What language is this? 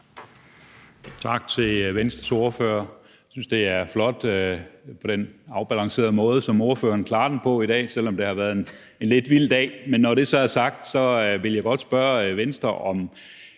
Danish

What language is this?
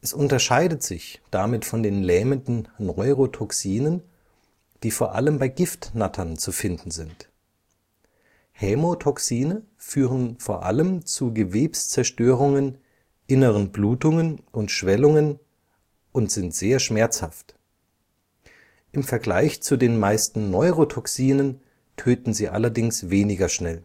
German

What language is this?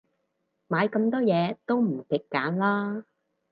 Cantonese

